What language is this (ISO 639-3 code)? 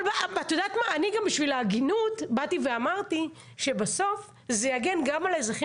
heb